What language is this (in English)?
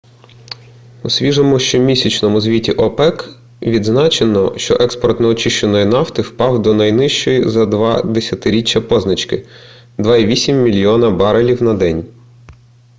Ukrainian